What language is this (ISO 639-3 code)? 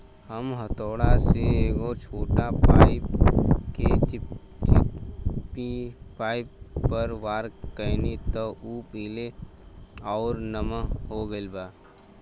bho